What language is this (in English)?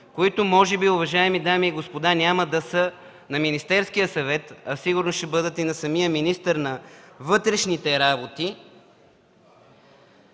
Bulgarian